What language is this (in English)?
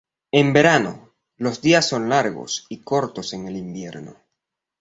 Spanish